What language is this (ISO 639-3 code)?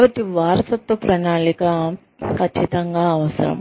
tel